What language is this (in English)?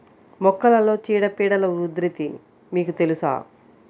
Telugu